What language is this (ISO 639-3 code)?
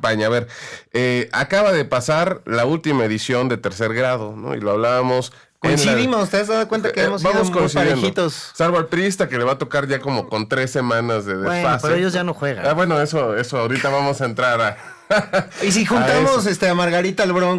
spa